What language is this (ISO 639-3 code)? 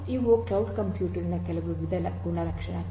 kan